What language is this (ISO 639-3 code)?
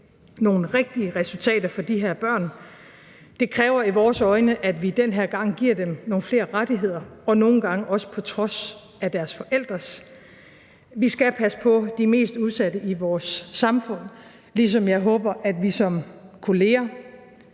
dan